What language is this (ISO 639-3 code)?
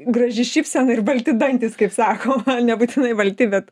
lit